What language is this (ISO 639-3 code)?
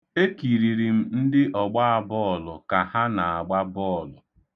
ibo